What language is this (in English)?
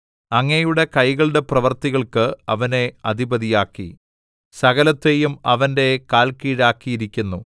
Malayalam